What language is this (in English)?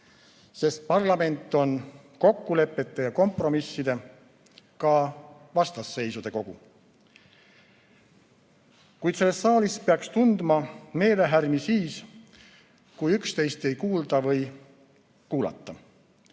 Estonian